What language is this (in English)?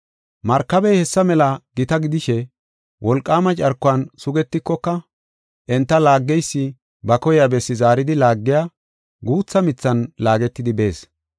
Gofa